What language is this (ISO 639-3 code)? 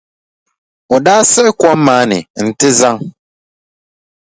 dag